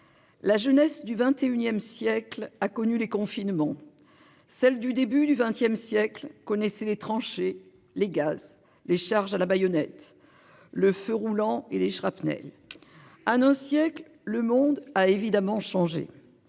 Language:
French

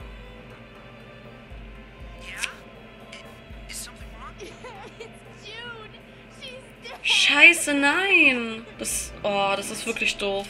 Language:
German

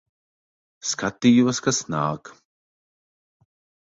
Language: Latvian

